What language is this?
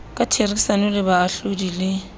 Southern Sotho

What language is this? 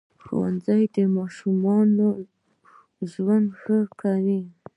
Pashto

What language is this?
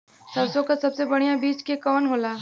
Bhojpuri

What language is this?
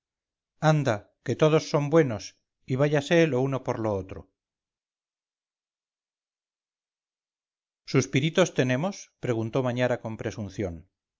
Spanish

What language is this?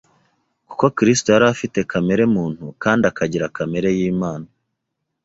Kinyarwanda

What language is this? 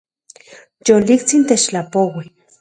Central Puebla Nahuatl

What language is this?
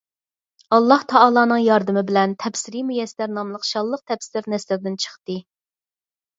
Uyghur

